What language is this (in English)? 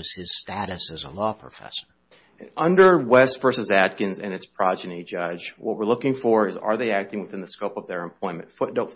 English